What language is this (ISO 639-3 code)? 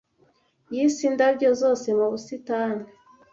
kin